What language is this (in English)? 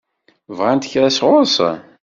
Kabyle